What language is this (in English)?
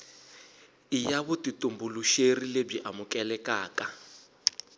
Tsonga